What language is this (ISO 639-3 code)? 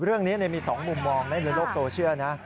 tha